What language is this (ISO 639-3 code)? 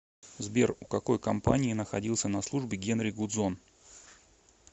rus